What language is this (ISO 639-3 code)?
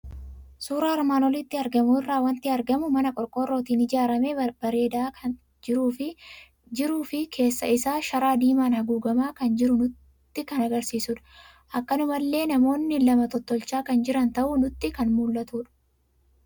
orm